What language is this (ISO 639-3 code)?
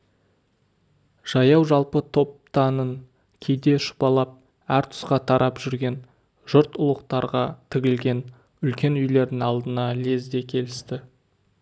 kaz